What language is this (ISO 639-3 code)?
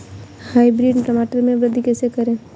hin